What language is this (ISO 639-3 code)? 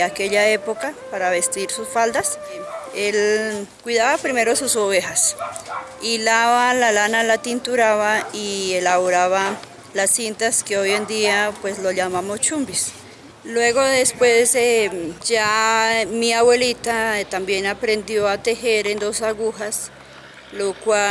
spa